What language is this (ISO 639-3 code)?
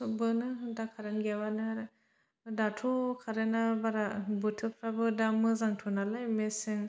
brx